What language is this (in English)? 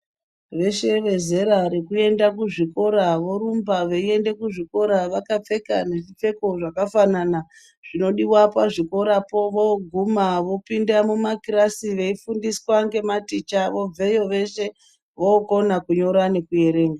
Ndau